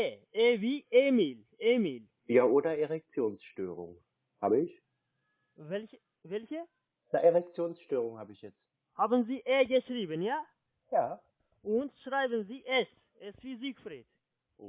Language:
German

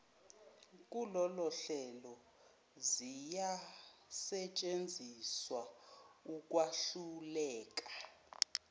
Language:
Zulu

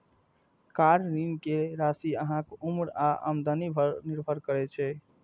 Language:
Maithili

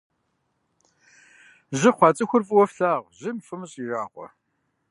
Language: Kabardian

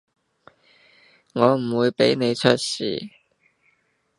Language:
Cantonese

